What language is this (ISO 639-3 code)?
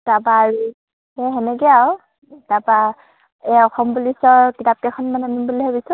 asm